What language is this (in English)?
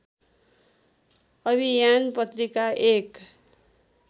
Nepali